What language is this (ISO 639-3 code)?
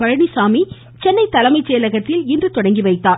tam